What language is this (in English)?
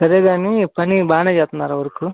Telugu